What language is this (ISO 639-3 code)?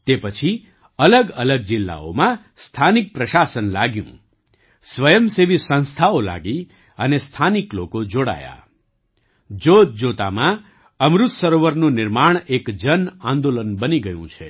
guj